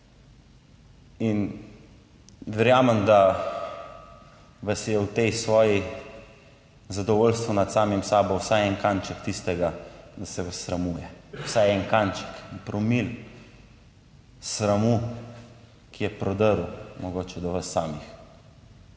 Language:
Slovenian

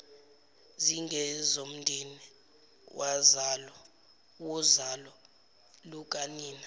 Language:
Zulu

